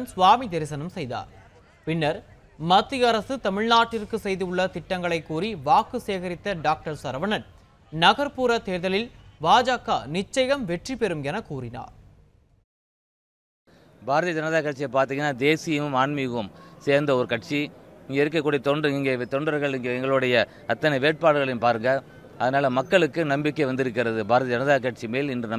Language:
Turkish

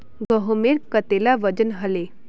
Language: Magahi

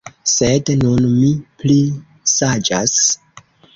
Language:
Esperanto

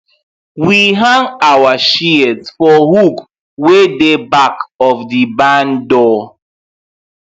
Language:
Nigerian Pidgin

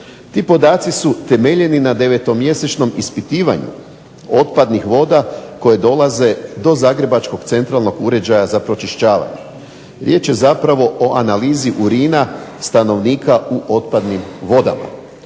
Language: Croatian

